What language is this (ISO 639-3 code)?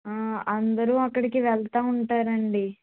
tel